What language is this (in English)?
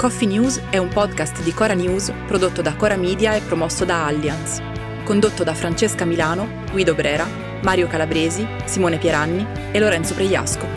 Italian